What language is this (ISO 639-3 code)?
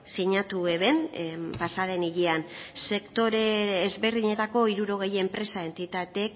eus